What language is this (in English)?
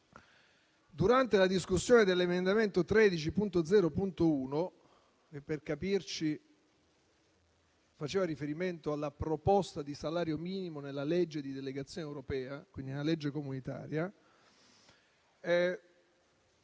Italian